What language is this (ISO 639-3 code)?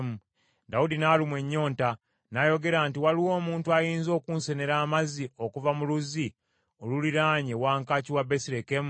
lug